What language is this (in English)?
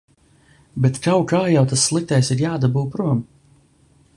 Latvian